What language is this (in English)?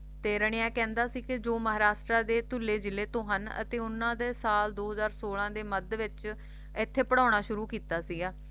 Punjabi